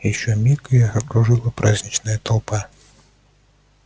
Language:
Russian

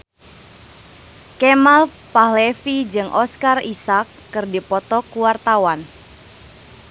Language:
Sundanese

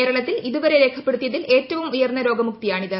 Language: Malayalam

